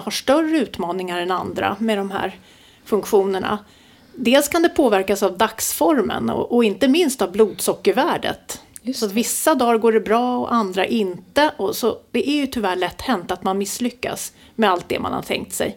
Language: Swedish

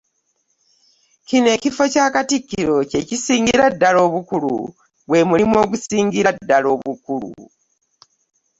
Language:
Ganda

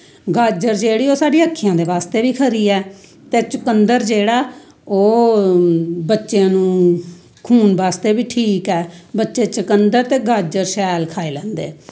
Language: Dogri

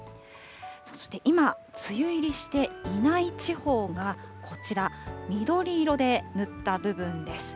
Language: Japanese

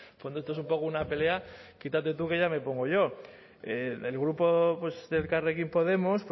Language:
Spanish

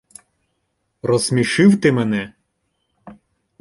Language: Ukrainian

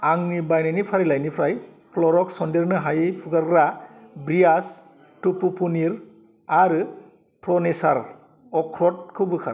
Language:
Bodo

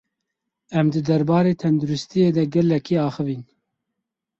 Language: Kurdish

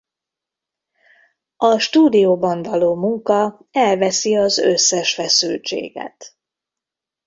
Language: Hungarian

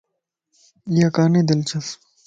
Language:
Lasi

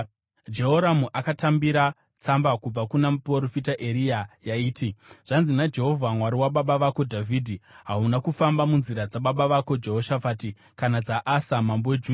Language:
Shona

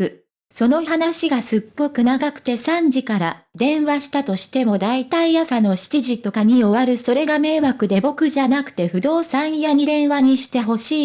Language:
Japanese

